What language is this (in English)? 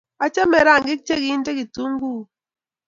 Kalenjin